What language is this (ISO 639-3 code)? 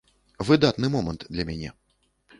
bel